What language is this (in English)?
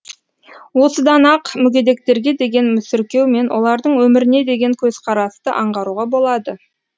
Kazakh